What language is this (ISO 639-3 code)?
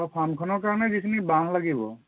asm